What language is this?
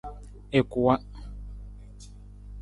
Nawdm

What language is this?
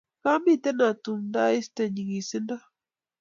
Kalenjin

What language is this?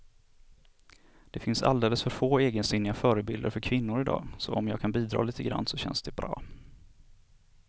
Swedish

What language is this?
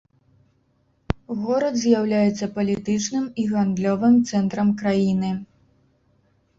Belarusian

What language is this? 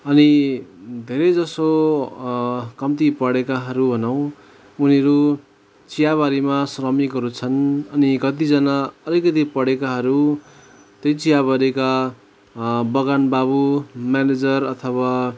Nepali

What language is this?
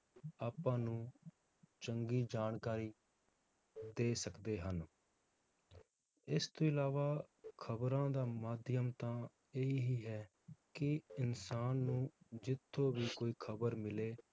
Punjabi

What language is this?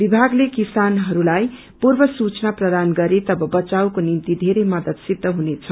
Nepali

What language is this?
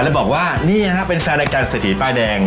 Thai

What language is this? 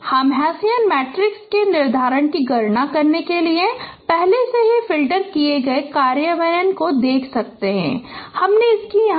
Hindi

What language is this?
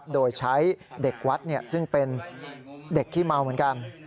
Thai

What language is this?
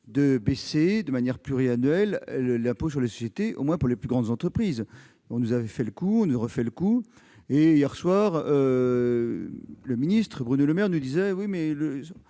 French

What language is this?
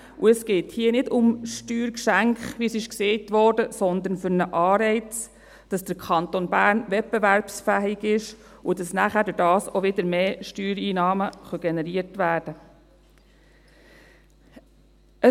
Swiss German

